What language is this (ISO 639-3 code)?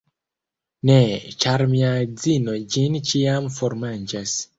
epo